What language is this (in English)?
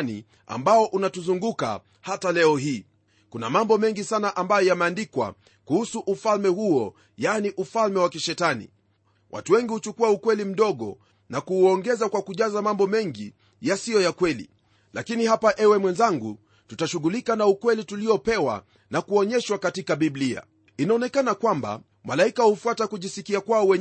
Swahili